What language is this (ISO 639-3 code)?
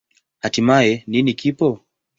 swa